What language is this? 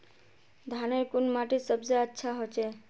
Magahi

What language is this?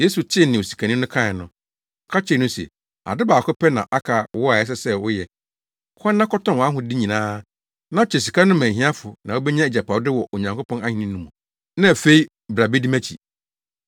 Akan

